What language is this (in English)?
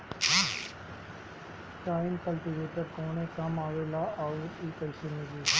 Bhojpuri